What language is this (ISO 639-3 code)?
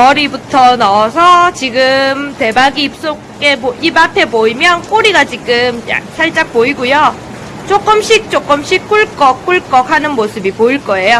kor